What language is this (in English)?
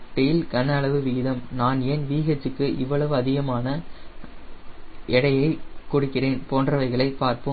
Tamil